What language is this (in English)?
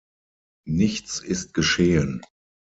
German